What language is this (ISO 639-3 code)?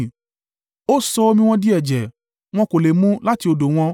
yor